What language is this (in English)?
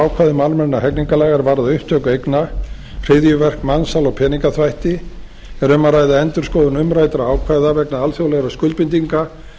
Icelandic